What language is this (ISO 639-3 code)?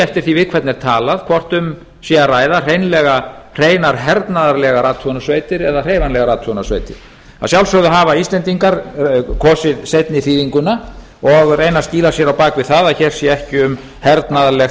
isl